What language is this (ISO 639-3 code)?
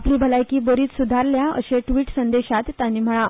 kok